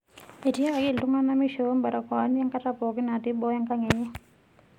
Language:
Masai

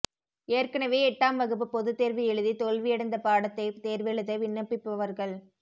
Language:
Tamil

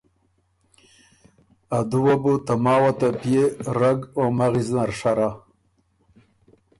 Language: Ormuri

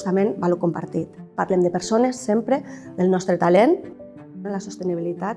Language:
Catalan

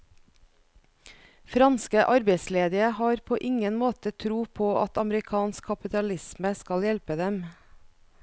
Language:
Norwegian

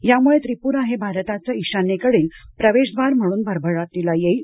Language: Marathi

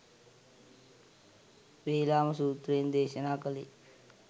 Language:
Sinhala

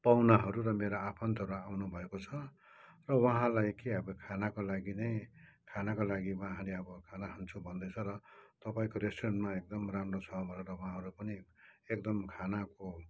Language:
Nepali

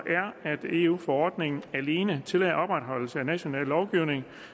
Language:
Danish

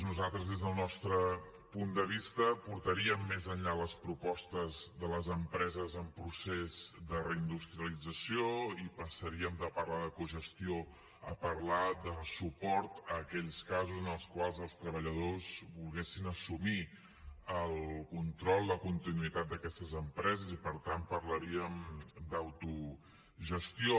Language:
Catalan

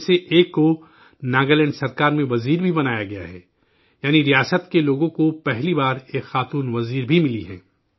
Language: Urdu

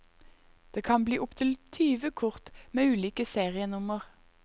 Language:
Norwegian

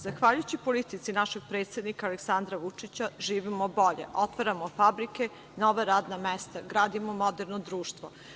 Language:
Serbian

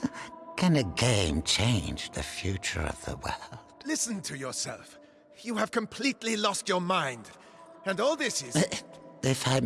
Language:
Vietnamese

